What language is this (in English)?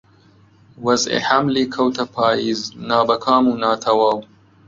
Central Kurdish